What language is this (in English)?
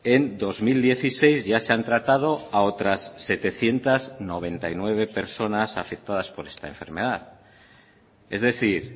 Spanish